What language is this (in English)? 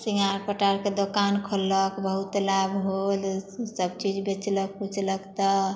Maithili